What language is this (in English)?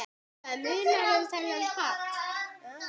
Icelandic